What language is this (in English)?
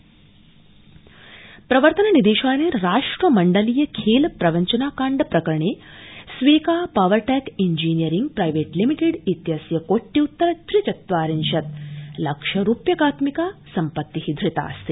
Sanskrit